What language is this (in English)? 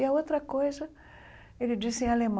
Portuguese